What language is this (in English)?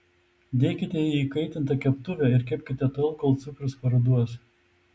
Lithuanian